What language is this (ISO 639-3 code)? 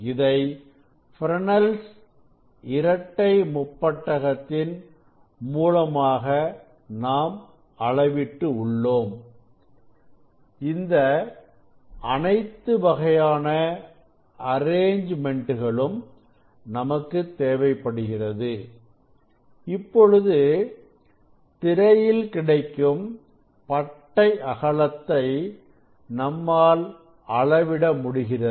tam